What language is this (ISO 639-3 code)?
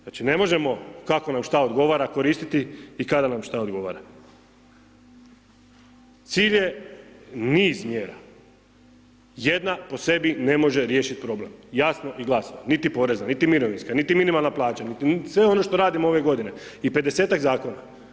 hrv